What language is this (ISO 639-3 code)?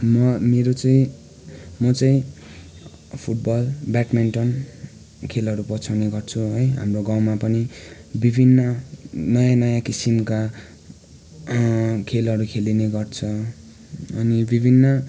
nep